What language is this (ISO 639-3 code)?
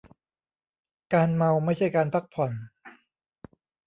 tha